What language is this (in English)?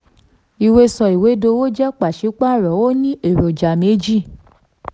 Yoruba